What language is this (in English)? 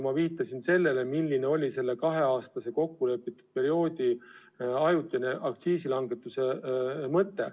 Estonian